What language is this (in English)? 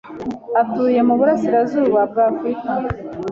Kinyarwanda